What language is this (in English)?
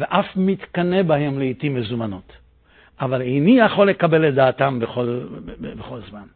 Hebrew